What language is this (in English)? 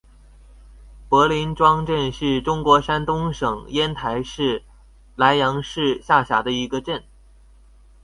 Chinese